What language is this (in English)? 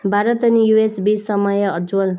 Nepali